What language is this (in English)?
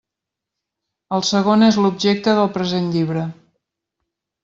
Catalan